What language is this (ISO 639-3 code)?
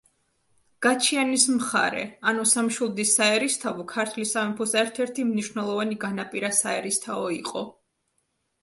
kat